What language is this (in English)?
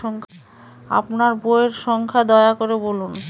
Bangla